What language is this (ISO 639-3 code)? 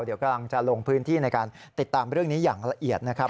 tha